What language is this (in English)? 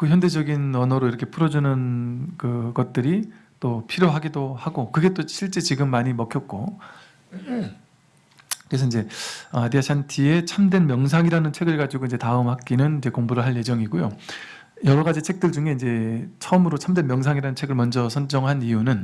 Korean